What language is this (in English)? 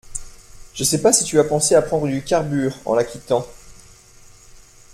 French